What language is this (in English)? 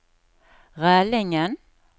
Norwegian